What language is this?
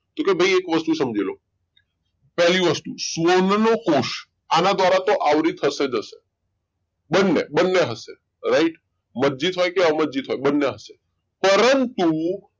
Gujarati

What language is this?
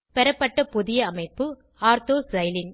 Tamil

